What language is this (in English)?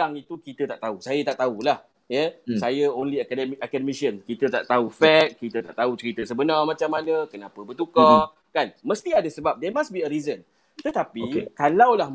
Malay